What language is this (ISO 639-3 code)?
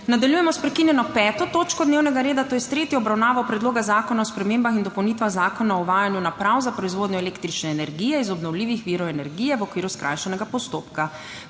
slv